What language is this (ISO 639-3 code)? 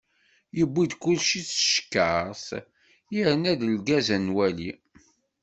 kab